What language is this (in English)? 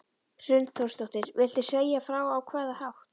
Icelandic